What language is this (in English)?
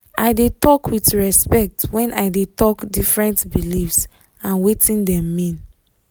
Nigerian Pidgin